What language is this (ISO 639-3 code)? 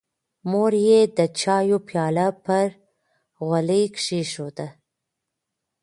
pus